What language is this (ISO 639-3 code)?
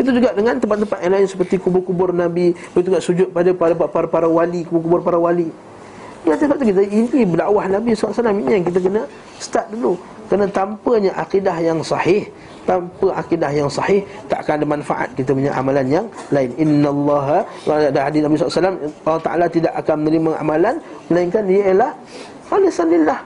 msa